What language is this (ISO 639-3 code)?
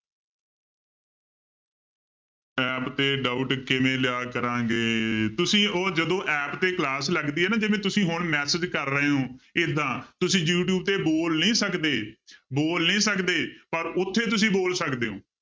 pan